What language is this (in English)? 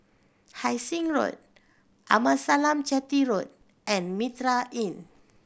English